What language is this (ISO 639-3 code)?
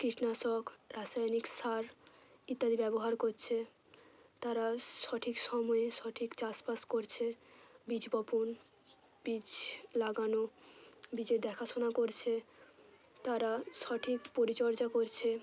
ben